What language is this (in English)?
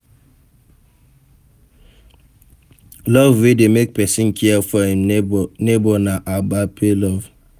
Nigerian Pidgin